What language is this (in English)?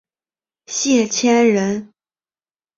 Chinese